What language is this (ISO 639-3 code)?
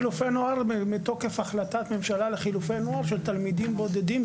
heb